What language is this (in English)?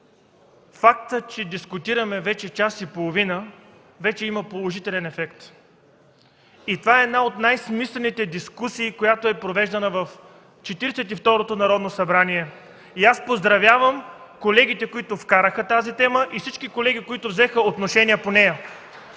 Bulgarian